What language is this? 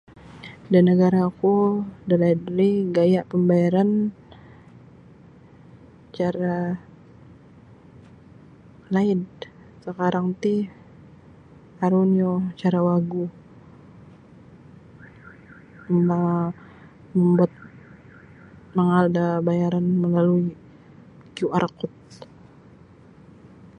Sabah Bisaya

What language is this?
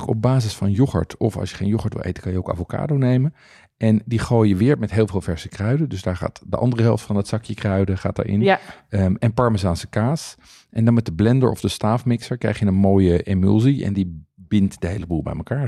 Dutch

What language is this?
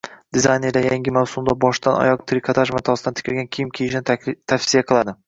Uzbek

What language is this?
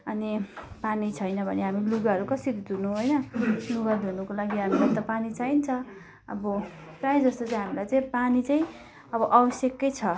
Nepali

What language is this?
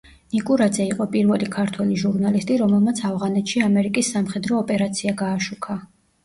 Georgian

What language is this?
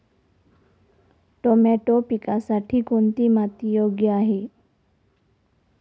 Marathi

